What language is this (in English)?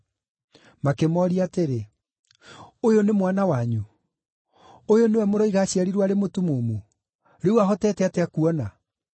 Kikuyu